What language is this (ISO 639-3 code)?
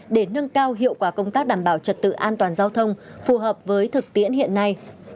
vie